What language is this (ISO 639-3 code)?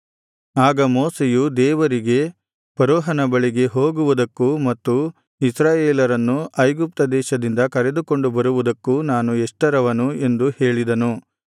kan